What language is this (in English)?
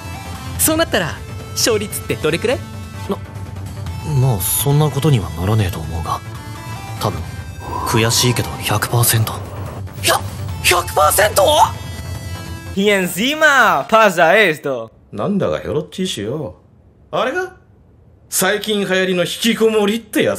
Spanish